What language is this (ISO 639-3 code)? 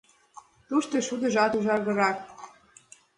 chm